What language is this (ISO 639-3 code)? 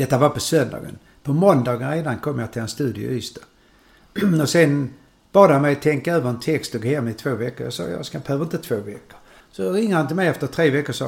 swe